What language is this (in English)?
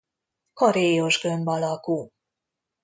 Hungarian